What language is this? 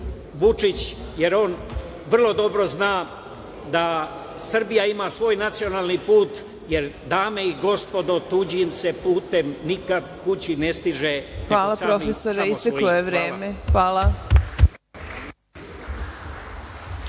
Serbian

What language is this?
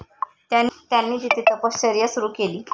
Marathi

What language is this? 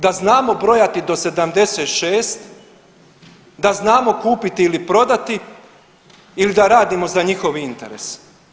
Croatian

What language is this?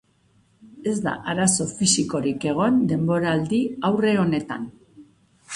Basque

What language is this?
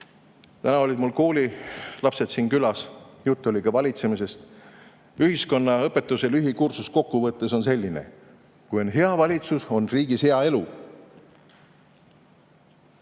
Estonian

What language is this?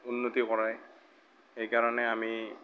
Assamese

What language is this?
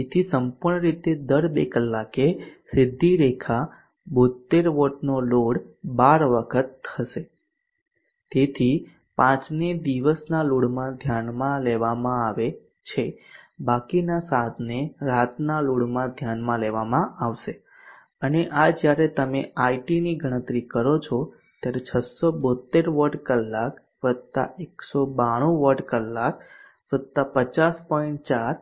Gujarati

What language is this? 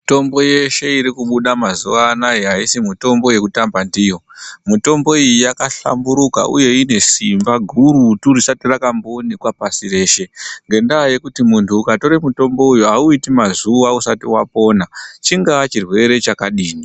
Ndau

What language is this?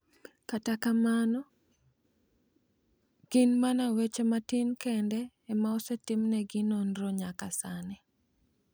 Luo (Kenya and Tanzania)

